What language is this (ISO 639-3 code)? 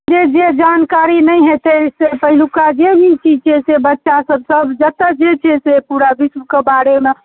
mai